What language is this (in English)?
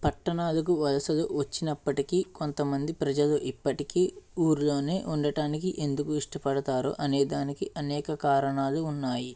Telugu